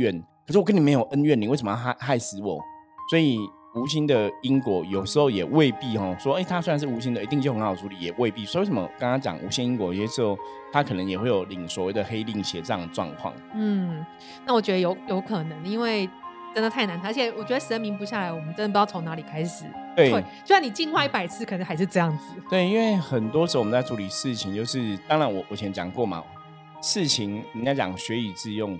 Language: Chinese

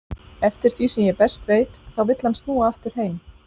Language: Icelandic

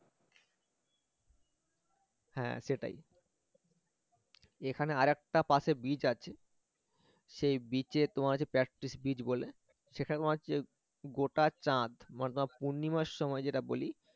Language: Bangla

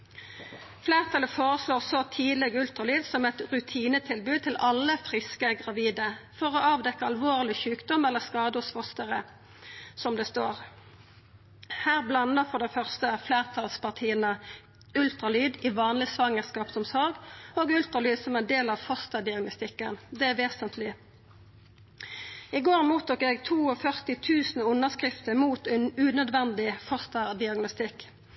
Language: Norwegian Nynorsk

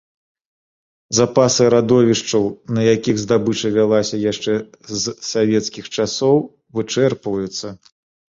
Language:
Belarusian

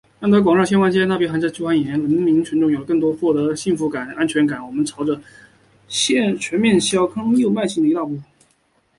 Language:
Chinese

